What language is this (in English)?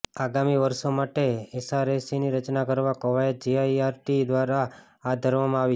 Gujarati